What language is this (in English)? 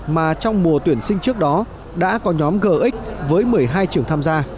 Vietnamese